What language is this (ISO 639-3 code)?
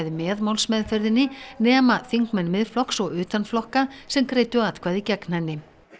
isl